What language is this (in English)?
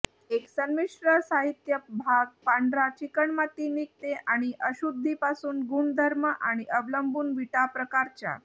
Marathi